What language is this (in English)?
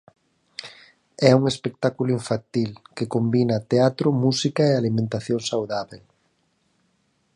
Galician